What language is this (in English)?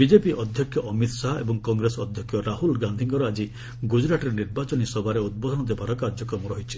Odia